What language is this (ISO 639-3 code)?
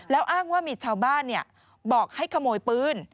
tha